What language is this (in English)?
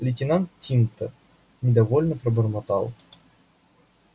Russian